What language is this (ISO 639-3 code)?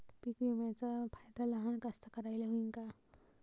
mar